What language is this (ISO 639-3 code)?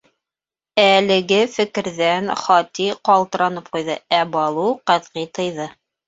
bak